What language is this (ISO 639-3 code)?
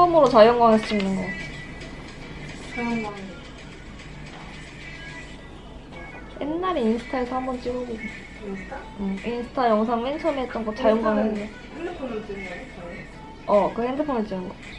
kor